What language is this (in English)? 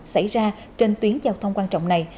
Vietnamese